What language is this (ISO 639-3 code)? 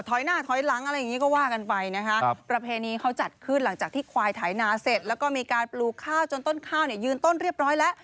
tha